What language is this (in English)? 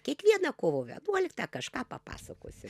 Lithuanian